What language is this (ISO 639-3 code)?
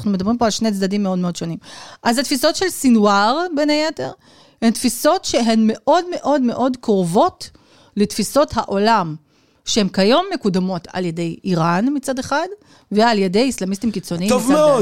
heb